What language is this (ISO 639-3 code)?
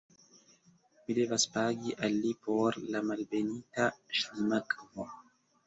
epo